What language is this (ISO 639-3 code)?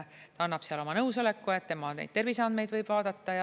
est